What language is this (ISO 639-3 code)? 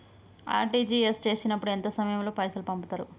tel